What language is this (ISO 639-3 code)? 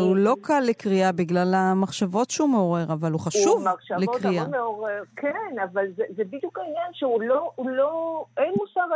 heb